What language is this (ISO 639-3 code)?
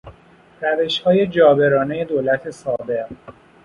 fas